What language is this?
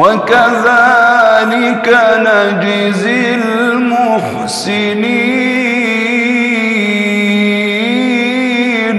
Arabic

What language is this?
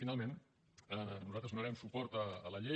Catalan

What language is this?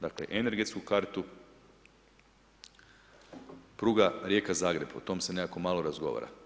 Croatian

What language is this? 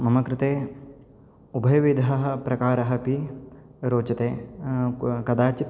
Sanskrit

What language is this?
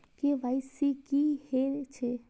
Maithili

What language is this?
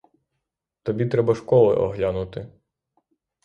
Ukrainian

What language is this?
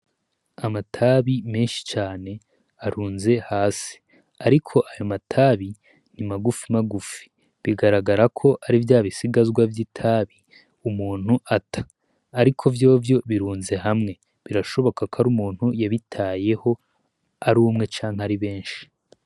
Rundi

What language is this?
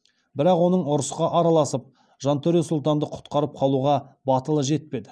Kazakh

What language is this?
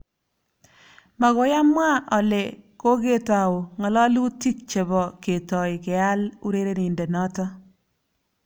Kalenjin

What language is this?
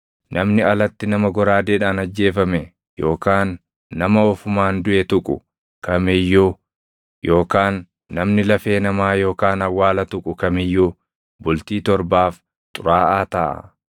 Oromo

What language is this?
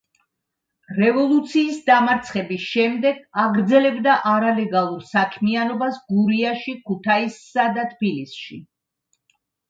Georgian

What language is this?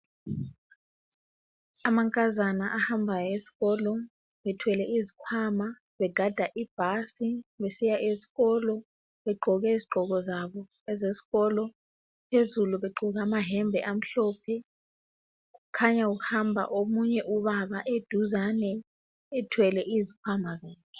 North Ndebele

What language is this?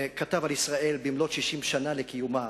Hebrew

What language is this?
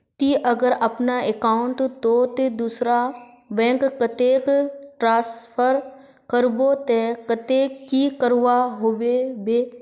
Magahi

